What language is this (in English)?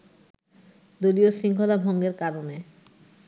Bangla